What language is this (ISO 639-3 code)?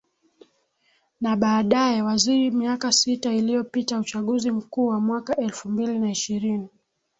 swa